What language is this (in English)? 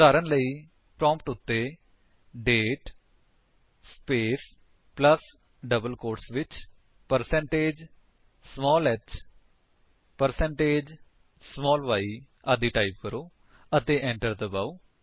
Punjabi